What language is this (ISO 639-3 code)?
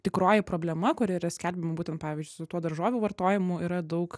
lit